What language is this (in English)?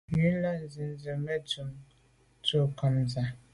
Medumba